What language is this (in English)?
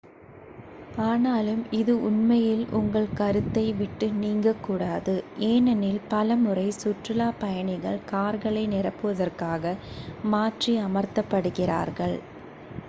Tamil